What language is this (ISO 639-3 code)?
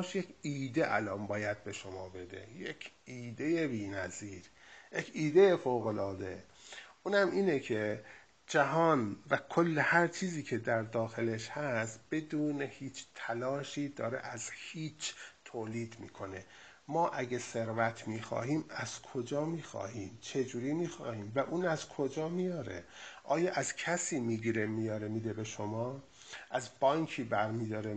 fas